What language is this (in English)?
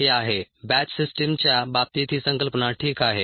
Marathi